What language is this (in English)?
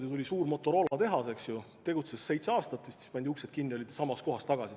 Estonian